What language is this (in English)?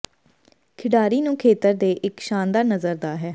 Punjabi